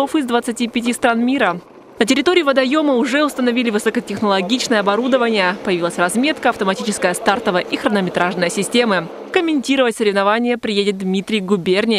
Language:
Russian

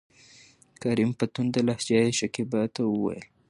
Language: Pashto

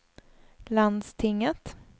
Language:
Swedish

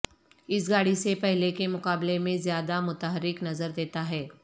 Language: Urdu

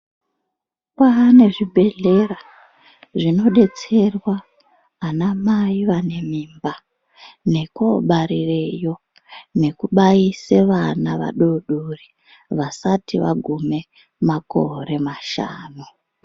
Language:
Ndau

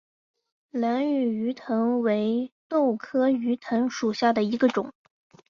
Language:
Chinese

